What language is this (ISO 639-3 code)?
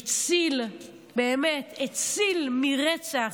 heb